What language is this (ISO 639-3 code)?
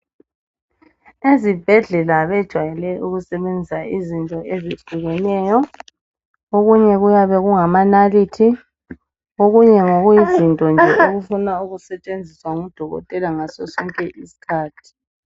nde